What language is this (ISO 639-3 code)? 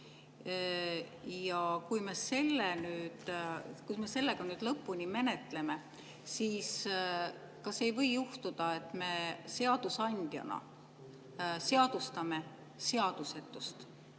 est